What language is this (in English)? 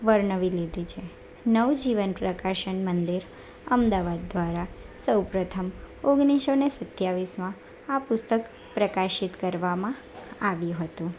Gujarati